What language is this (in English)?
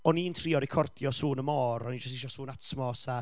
Welsh